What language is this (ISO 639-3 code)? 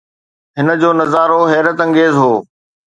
snd